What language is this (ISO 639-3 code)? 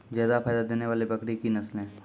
mai